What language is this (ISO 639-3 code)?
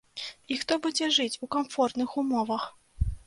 bel